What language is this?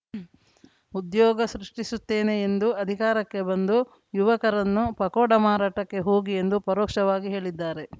Kannada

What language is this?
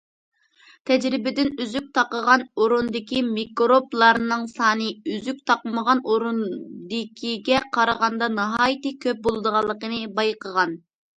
Uyghur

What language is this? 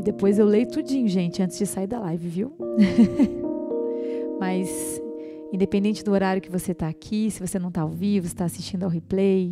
Portuguese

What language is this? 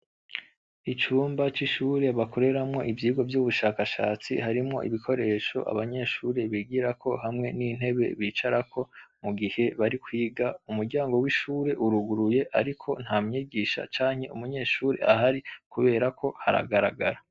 Rundi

